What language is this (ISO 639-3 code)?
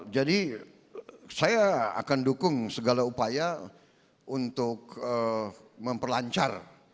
ind